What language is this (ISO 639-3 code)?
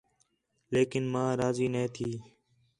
xhe